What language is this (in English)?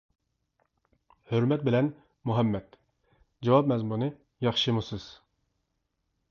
Uyghur